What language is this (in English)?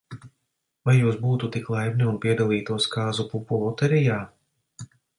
Latvian